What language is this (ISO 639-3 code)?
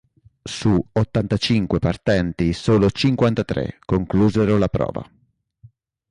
ita